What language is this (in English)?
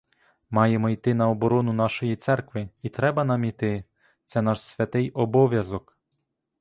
Ukrainian